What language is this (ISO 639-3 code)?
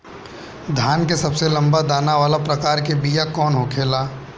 bho